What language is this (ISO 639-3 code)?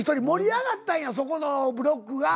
jpn